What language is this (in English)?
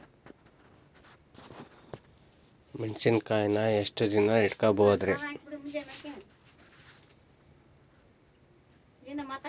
Kannada